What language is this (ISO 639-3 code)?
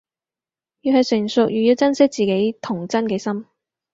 yue